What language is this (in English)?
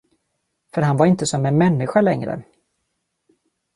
Swedish